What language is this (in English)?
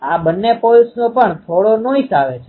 Gujarati